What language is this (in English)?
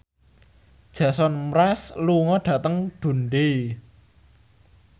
Javanese